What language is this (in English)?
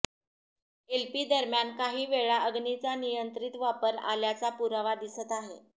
Marathi